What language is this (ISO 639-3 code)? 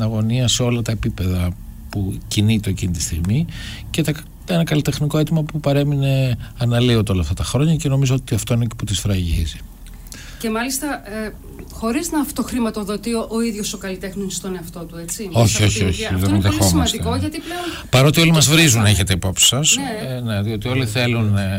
ell